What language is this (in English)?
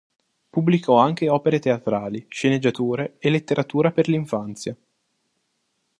Italian